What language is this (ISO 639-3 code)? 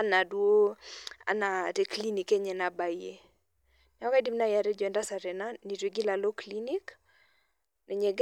mas